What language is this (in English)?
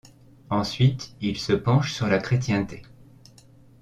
French